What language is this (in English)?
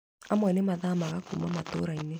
Kikuyu